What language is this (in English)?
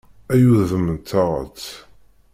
Kabyle